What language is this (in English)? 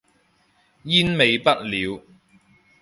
Cantonese